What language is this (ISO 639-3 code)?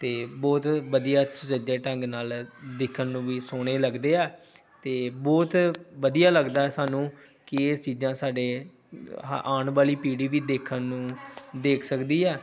pan